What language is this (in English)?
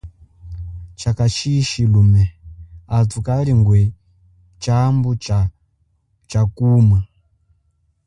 Chokwe